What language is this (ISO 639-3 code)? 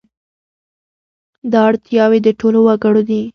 pus